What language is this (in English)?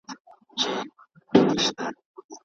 Pashto